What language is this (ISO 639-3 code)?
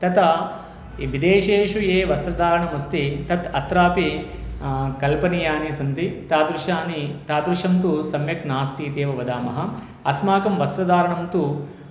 san